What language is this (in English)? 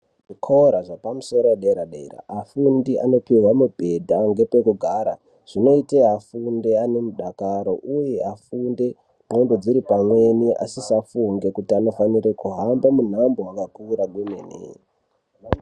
Ndau